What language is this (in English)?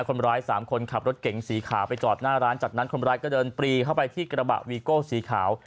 Thai